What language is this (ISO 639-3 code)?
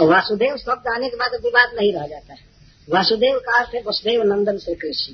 hin